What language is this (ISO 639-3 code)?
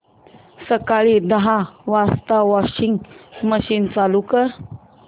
mar